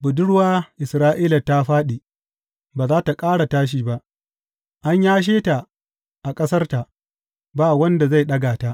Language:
Hausa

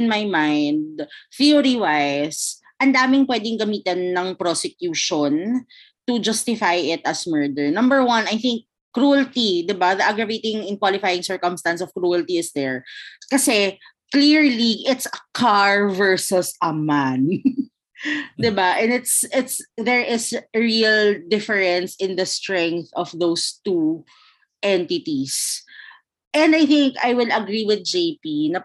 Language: Filipino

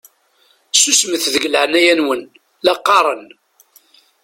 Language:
Kabyle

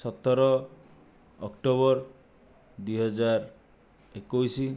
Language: Odia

